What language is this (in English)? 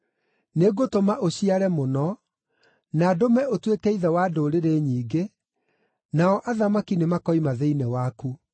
Kikuyu